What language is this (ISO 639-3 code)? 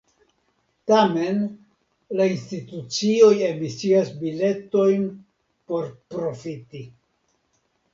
epo